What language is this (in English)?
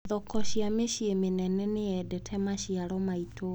Kikuyu